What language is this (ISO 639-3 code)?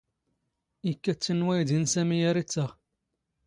zgh